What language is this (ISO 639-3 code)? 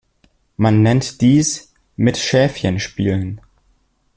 deu